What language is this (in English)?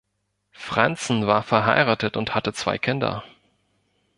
German